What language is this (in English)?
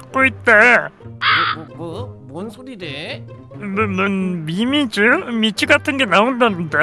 Korean